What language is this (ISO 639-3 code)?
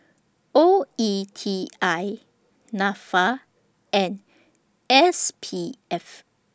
eng